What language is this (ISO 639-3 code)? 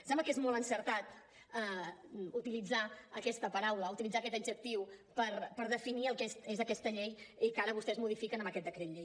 cat